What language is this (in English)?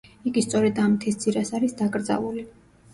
Georgian